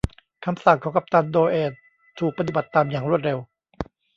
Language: Thai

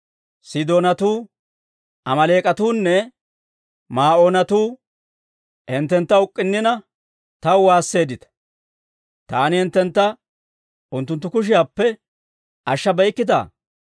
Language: Dawro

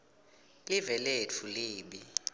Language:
Swati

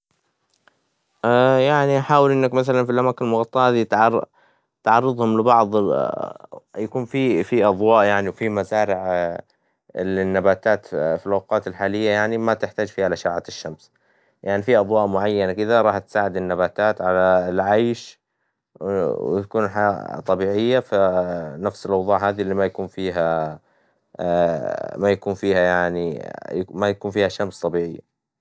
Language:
Hijazi Arabic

